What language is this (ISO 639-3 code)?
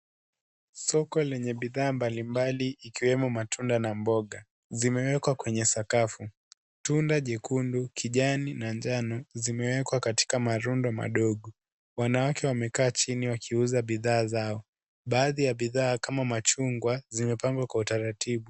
swa